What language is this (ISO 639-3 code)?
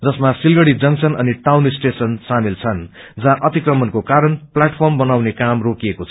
nep